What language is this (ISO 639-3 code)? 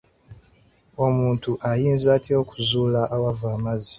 lug